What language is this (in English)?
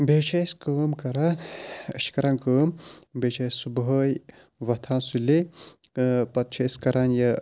Kashmiri